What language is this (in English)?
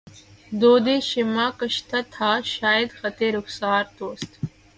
Urdu